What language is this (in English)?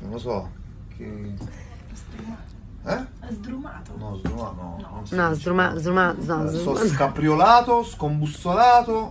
Italian